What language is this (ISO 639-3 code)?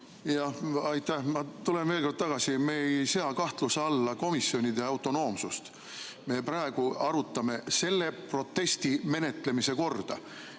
est